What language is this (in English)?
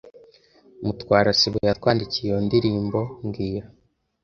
Kinyarwanda